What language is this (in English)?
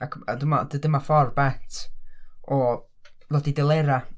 Welsh